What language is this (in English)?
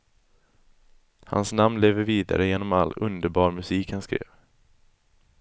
Swedish